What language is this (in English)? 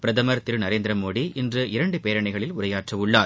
Tamil